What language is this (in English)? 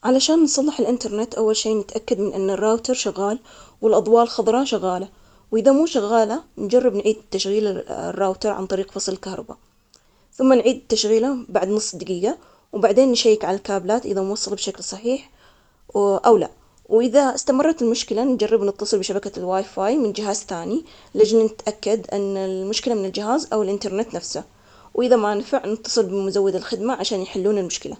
Omani Arabic